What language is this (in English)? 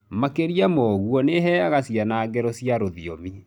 Kikuyu